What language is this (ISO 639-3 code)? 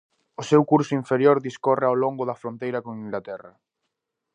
glg